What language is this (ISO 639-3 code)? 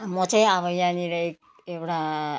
nep